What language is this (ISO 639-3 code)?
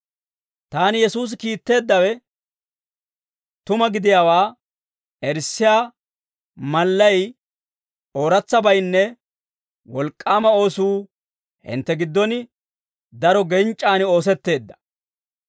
dwr